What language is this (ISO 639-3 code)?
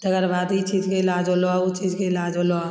mai